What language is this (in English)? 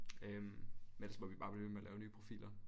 Danish